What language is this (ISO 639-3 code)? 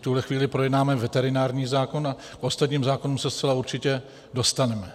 ces